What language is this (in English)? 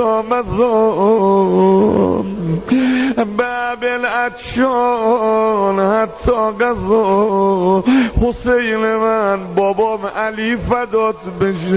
Persian